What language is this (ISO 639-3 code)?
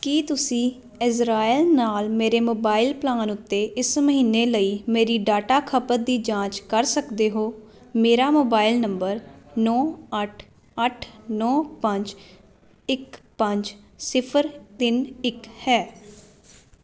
pan